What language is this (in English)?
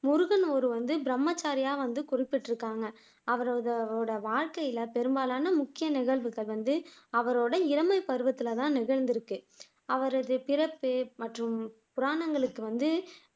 Tamil